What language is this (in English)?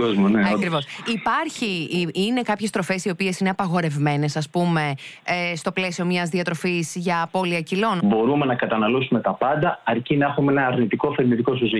Greek